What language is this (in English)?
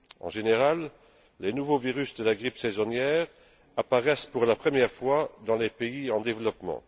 French